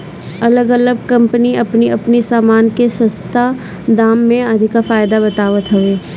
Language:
Bhojpuri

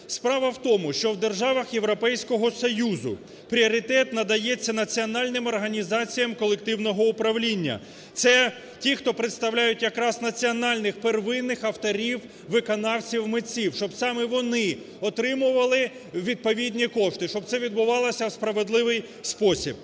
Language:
Ukrainian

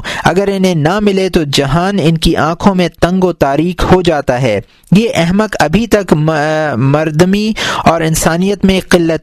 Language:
Urdu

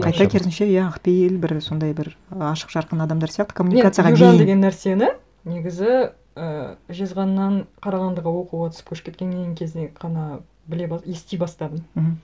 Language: Kazakh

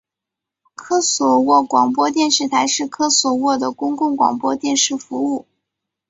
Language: Chinese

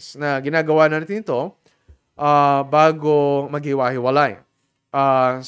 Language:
Filipino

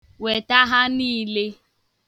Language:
Igbo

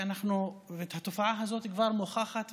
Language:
Hebrew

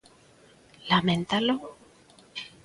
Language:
Galician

